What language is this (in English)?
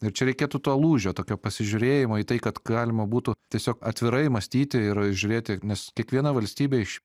Lithuanian